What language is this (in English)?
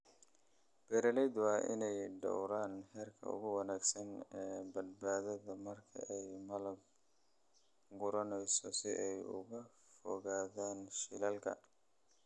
Somali